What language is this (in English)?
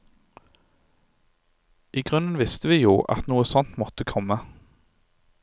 Norwegian